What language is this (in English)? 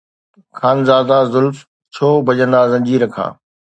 Sindhi